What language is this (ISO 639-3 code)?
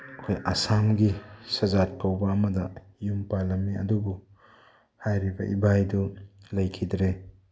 mni